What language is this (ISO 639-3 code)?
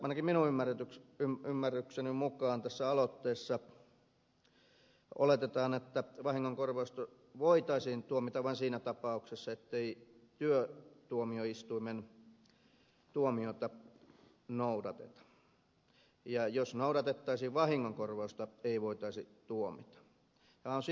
fin